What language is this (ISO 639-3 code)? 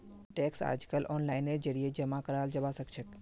mag